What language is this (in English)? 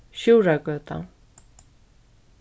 Faroese